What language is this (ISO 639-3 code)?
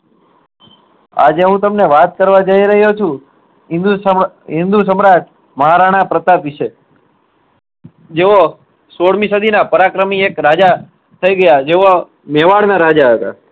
guj